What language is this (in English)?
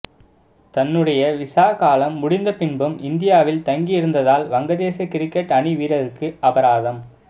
Tamil